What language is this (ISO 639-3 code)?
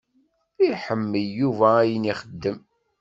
kab